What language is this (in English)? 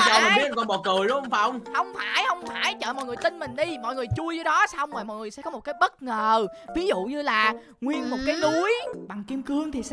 Vietnamese